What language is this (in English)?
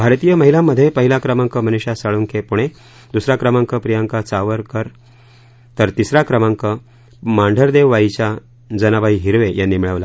Marathi